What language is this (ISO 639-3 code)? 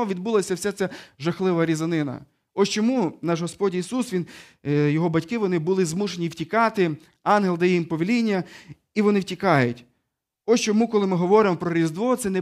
ukr